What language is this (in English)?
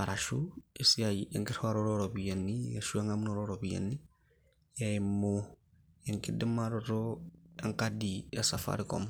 Masai